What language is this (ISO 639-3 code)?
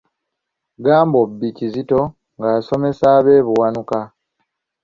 lug